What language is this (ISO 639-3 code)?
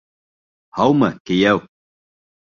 bak